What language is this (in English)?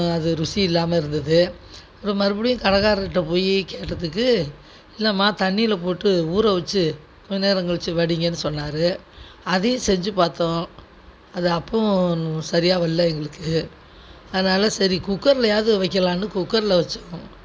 Tamil